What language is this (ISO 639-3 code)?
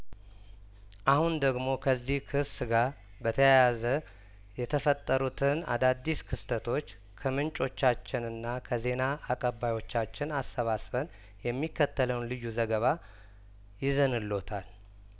amh